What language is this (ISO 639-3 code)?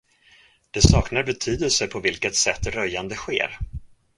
swe